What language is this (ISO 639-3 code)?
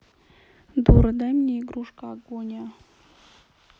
rus